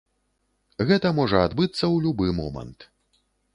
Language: Belarusian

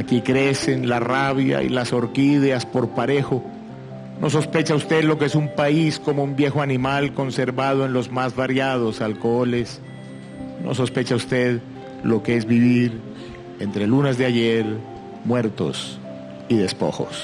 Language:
Spanish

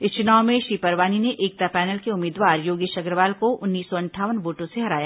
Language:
Hindi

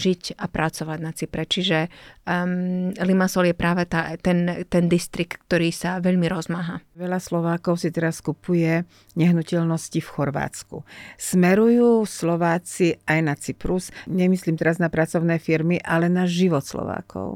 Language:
Slovak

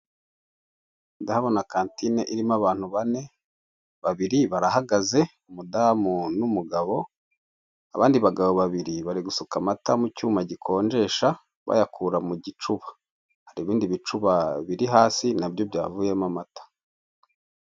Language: Kinyarwanda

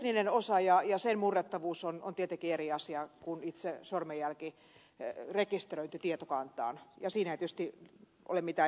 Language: Finnish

